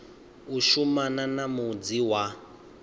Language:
Venda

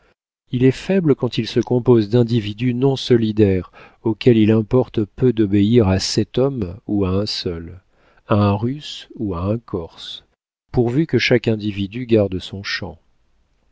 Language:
French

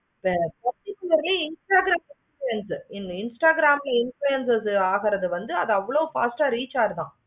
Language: Tamil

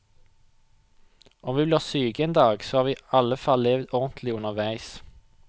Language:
Norwegian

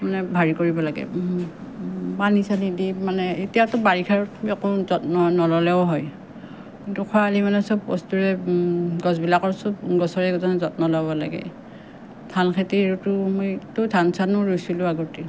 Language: Assamese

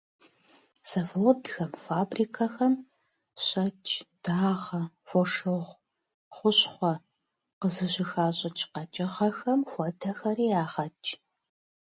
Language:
Kabardian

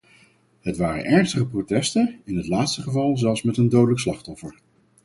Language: Dutch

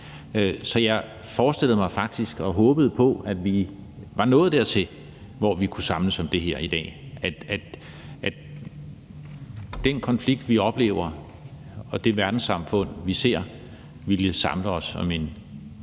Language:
Danish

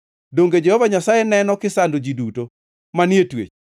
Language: Luo (Kenya and Tanzania)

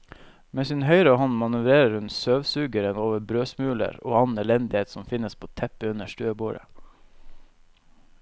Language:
Norwegian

